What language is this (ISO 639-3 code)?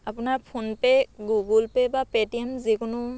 asm